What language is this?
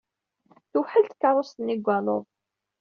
Kabyle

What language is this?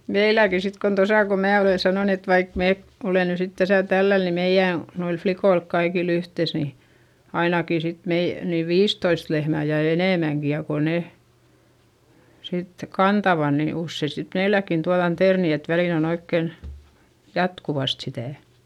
Finnish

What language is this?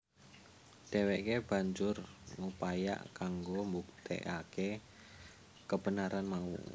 Javanese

